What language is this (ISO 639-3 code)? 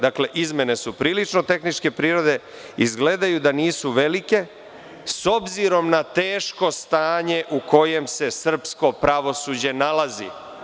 srp